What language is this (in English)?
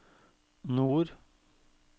Norwegian